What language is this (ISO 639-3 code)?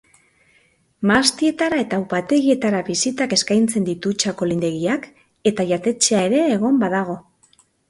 eus